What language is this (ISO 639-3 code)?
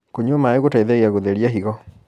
kik